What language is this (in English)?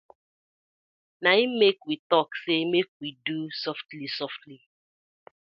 Nigerian Pidgin